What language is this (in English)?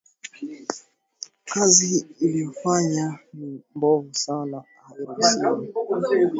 Swahili